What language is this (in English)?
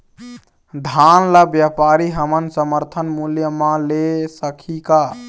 Chhattisgarhi